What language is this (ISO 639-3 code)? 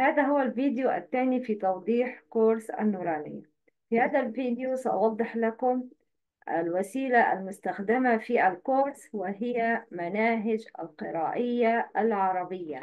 ara